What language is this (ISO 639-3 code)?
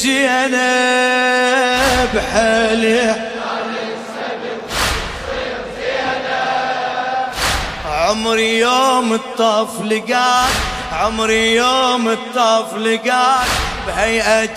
ara